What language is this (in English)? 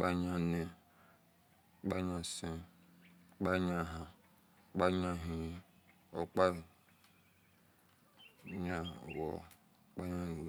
Esan